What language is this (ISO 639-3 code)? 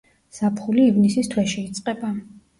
kat